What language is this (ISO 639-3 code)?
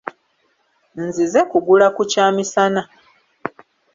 lug